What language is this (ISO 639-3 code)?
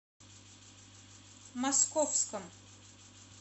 rus